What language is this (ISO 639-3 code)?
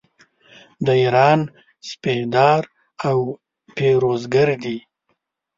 pus